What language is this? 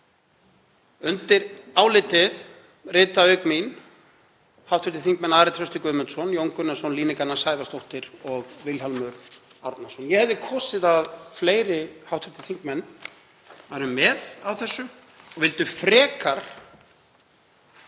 Icelandic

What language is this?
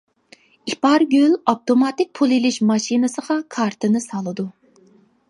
Uyghur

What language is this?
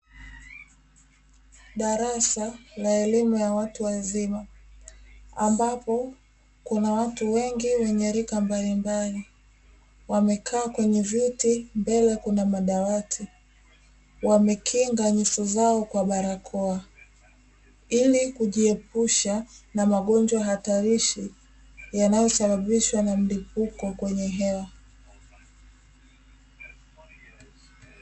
Swahili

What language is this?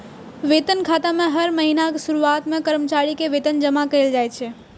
Maithili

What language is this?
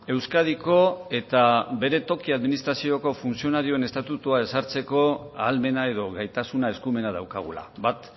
Basque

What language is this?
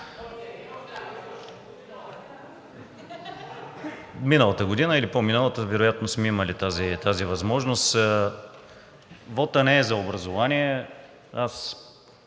Bulgarian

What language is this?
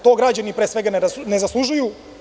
Serbian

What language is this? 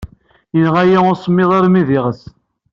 Kabyle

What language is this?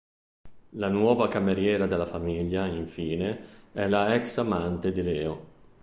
Italian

